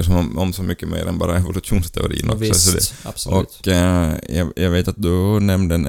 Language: Swedish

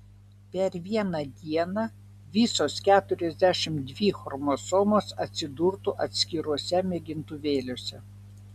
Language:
Lithuanian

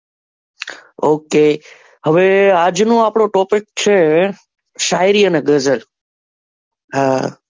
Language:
Gujarati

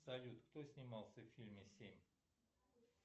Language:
Russian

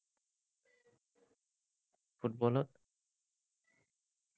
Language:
Assamese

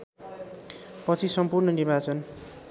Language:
Nepali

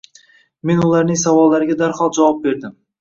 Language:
Uzbek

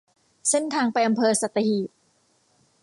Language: Thai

